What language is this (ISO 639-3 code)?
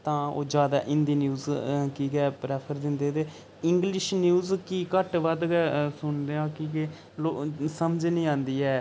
doi